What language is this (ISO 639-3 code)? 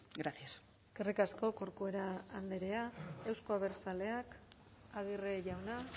eus